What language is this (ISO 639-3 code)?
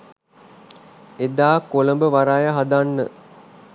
sin